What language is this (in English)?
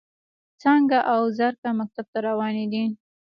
Pashto